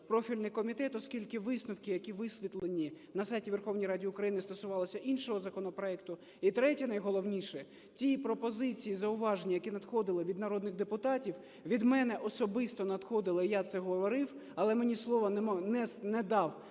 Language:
Ukrainian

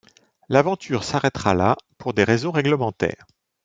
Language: French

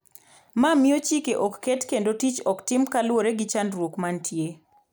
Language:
Luo (Kenya and Tanzania)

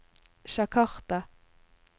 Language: Norwegian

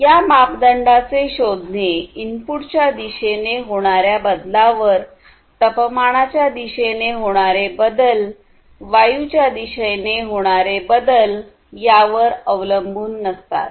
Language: Marathi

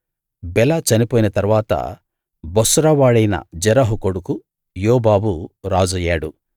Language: Telugu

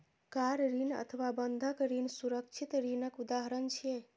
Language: Maithili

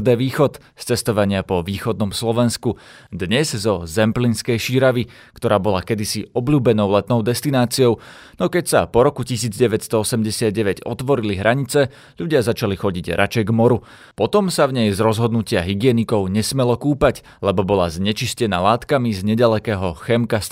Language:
Slovak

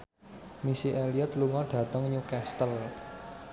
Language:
Javanese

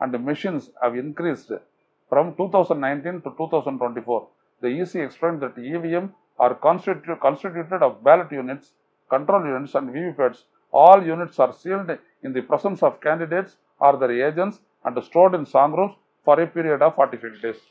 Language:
Tamil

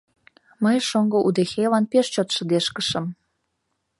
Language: Mari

